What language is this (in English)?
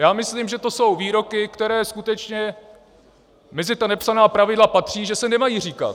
Czech